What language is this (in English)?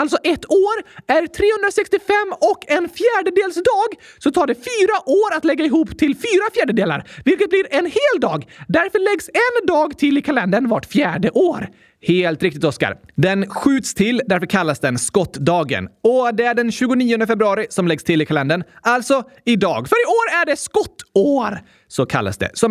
Swedish